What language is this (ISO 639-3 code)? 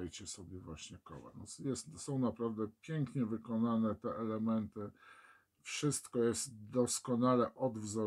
pol